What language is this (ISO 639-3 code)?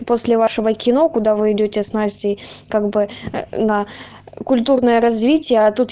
rus